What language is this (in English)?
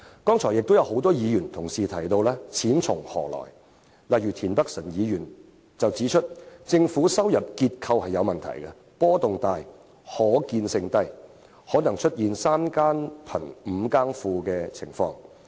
Cantonese